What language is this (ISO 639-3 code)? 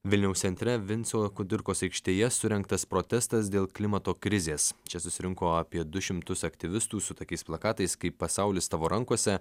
lit